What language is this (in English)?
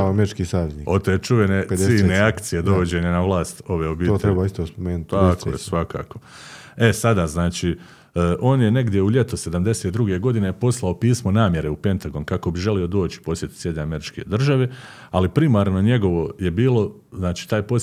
Croatian